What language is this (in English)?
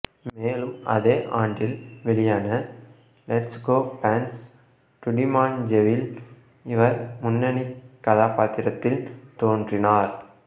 Tamil